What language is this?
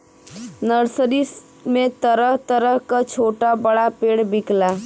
Bhojpuri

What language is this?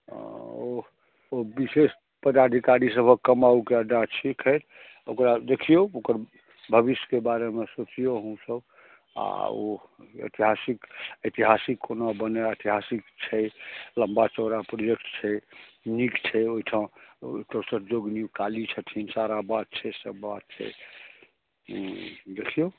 Maithili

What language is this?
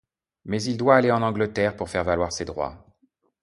French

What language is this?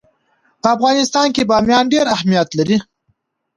Pashto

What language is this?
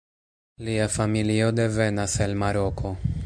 Esperanto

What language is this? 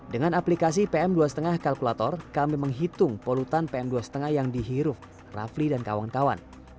Indonesian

